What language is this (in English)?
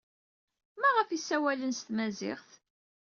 Kabyle